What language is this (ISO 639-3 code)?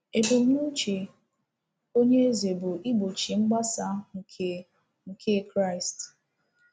ibo